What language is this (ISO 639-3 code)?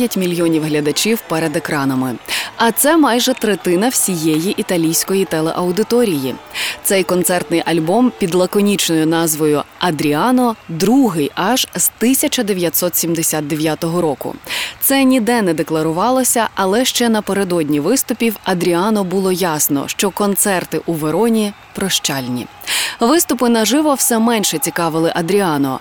ukr